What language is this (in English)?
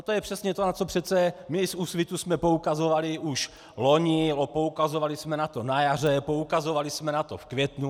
Czech